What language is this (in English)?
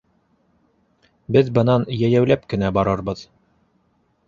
Bashkir